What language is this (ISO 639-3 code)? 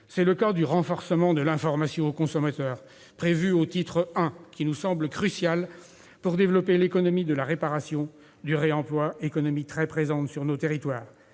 fra